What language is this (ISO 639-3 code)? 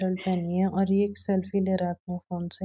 hin